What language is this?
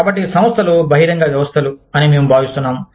Telugu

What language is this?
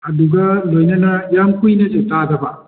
Manipuri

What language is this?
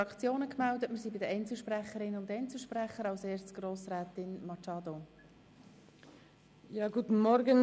Swiss German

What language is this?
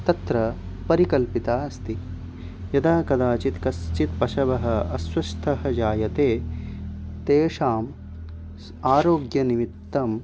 Sanskrit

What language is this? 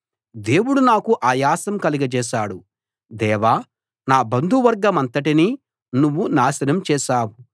Telugu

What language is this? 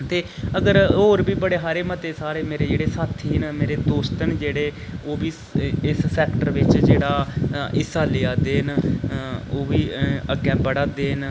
Dogri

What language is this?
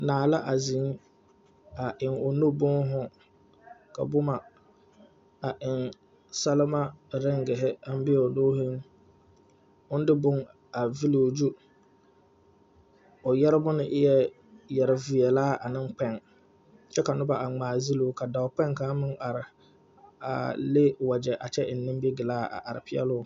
Southern Dagaare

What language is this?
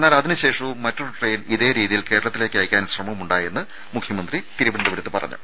Malayalam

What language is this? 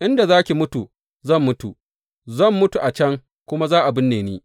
Hausa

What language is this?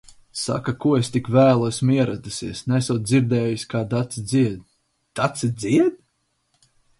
Latvian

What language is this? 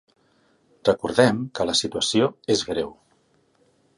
Catalan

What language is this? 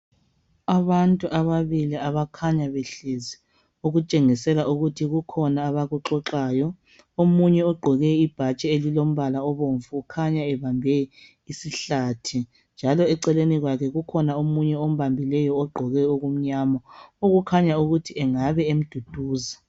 North Ndebele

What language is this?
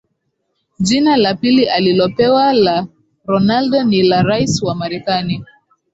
Swahili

